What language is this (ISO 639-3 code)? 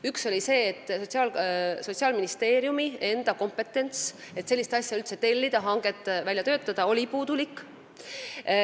est